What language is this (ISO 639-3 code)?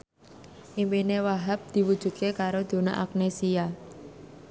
jav